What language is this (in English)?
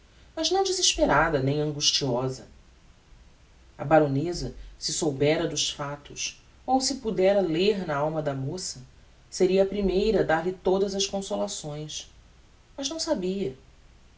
Portuguese